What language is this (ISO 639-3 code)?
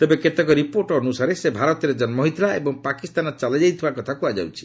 ori